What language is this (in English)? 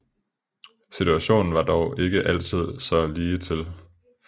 Danish